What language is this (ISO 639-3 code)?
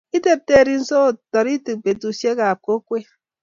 kln